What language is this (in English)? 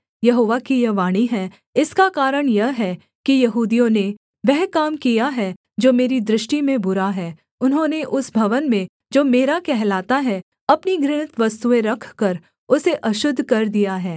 Hindi